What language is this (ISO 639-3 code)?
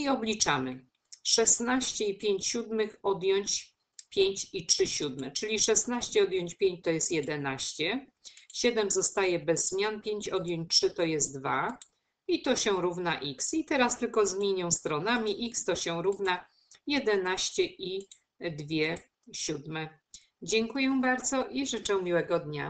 pol